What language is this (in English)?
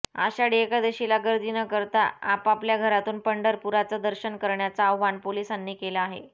Marathi